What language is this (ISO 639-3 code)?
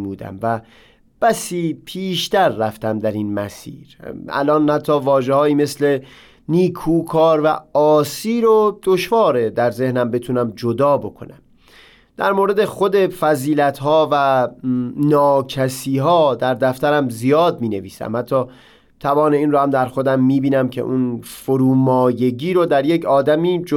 fas